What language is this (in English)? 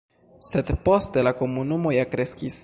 Esperanto